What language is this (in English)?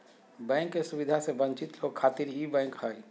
Magahi